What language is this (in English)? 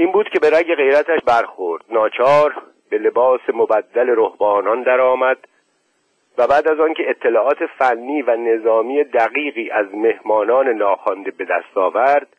Persian